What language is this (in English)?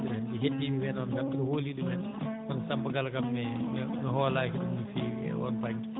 Fula